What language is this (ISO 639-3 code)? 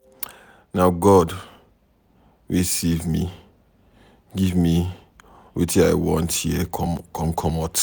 pcm